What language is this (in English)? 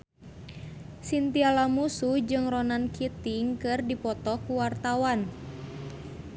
Sundanese